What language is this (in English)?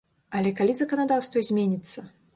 Belarusian